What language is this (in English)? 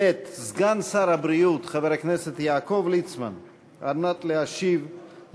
Hebrew